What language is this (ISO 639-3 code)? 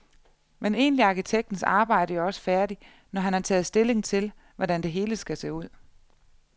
dan